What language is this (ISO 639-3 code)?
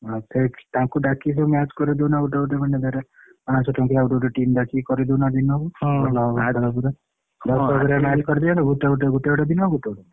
ori